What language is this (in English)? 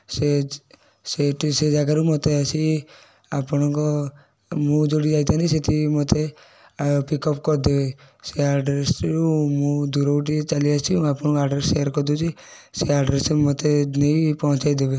Odia